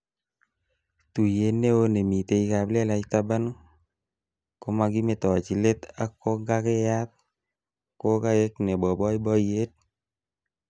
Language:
Kalenjin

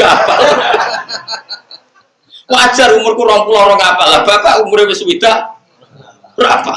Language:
Indonesian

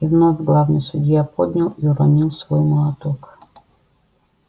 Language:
Russian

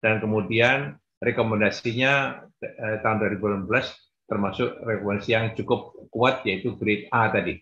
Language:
Indonesian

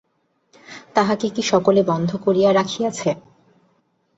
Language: Bangla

